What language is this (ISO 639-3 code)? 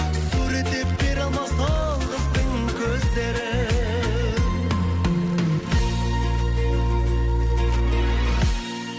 kaz